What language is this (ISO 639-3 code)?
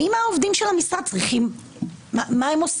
heb